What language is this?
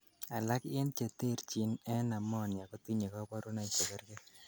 Kalenjin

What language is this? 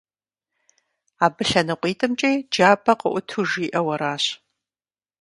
Kabardian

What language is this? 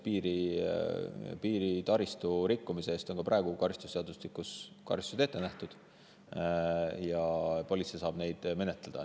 Estonian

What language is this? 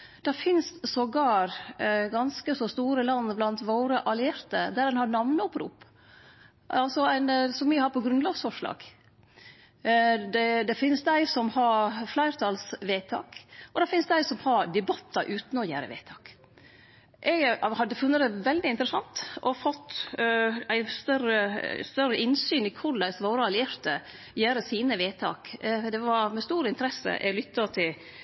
Norwegian Nynorsk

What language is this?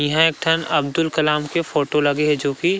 Chhattisgarhi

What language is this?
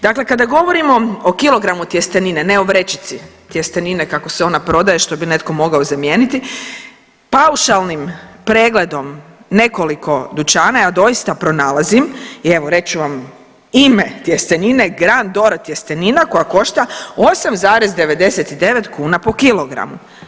Croatian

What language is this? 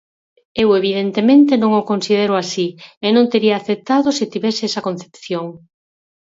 Galician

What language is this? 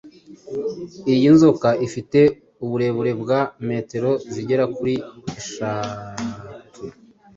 Kinyarwanda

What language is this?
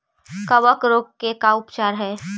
Magahi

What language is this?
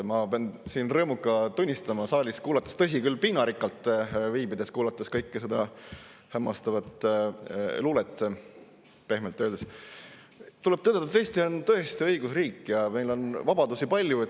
Estonian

